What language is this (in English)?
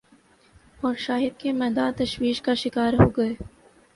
Urdu